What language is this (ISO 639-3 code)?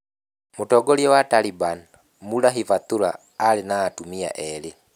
kik